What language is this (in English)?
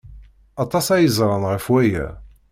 Kabyle